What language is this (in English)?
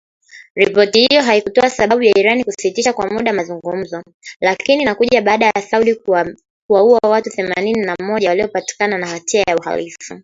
Swahili